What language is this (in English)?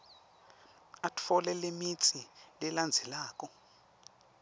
Swati